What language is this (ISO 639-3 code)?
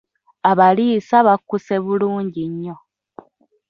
lug